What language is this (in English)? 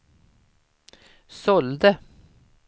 Swedish